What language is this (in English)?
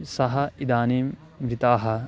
Sanskrit